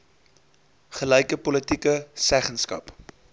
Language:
Afrikaans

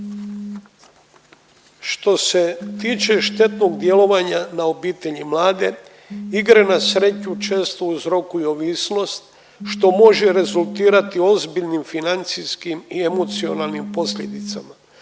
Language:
Croatian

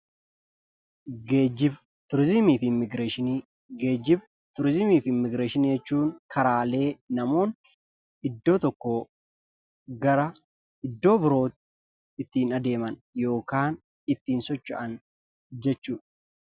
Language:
Oromo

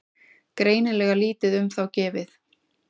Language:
Icelandic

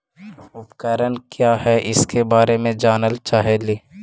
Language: Magahi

